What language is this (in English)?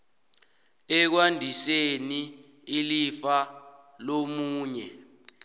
South Ndebele